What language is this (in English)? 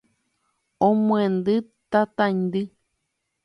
Guarani